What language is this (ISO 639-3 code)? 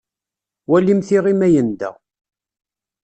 kab